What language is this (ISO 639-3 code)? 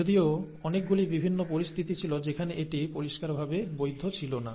ben